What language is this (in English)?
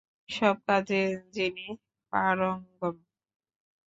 Bangla